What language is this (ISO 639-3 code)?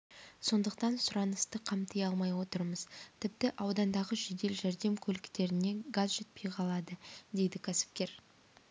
kaz